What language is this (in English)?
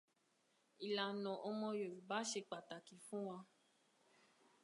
Yoruba